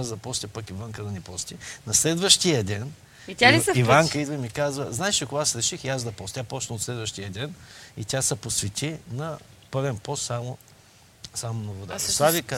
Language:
Bulgarian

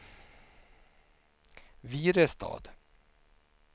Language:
Swedish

